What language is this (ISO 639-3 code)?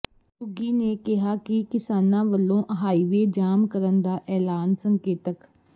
pan